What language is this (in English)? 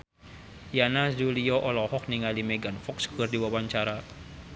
Sundanese